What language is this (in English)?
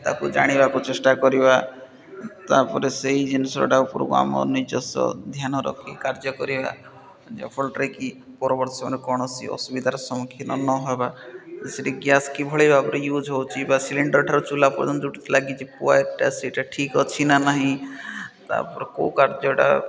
Odia